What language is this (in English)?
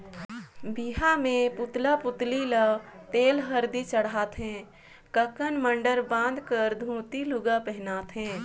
Chhattisgarhi